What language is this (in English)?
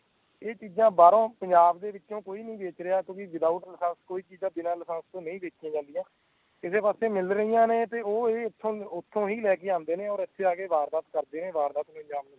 Punjabi